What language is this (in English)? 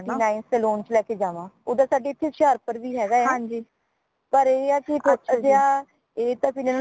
Punjabi